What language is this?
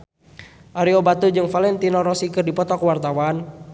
Sundanese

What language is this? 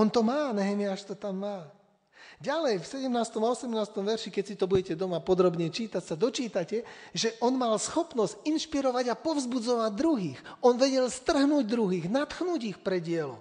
Slovak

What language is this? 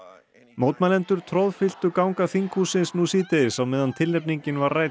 Icelandic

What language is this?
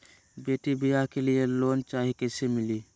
Magahi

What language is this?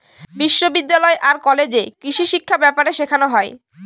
Bangla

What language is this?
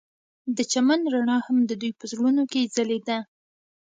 Pashto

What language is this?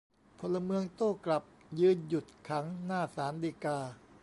Thai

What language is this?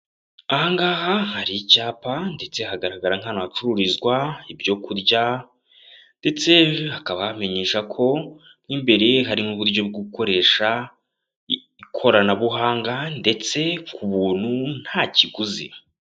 Kinyarwanda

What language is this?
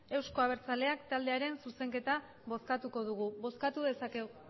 Basque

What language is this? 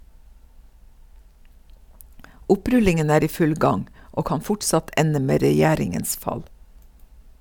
Norwegian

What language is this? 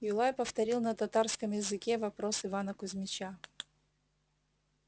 Russian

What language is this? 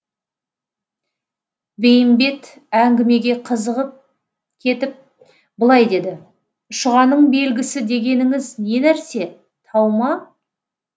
Kazakh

